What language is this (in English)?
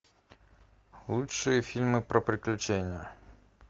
Russian